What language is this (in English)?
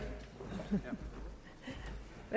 Danish